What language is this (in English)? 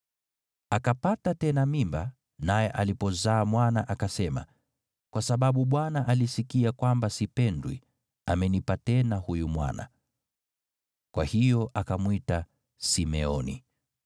Swahili